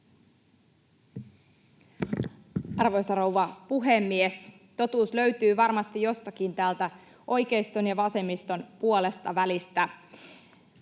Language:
Finnish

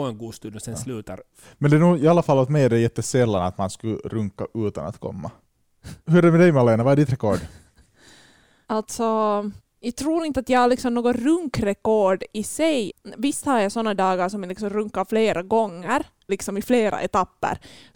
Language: Swedish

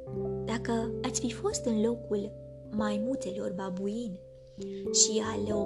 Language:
Romanian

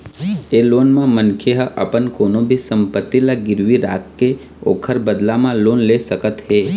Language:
Chhattisgarhi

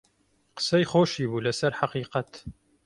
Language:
Central Kurdish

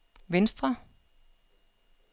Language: Danish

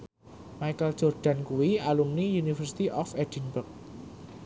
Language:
Javanese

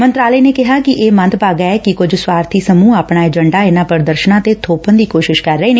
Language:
Punjabi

